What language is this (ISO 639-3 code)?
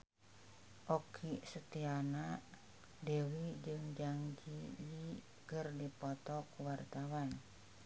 sun